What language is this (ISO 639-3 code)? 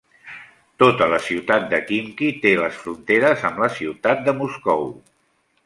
cat